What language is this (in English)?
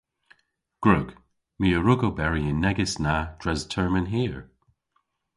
Cornish